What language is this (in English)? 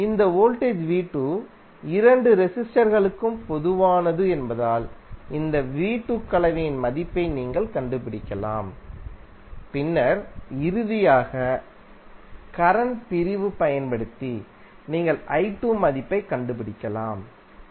Tamil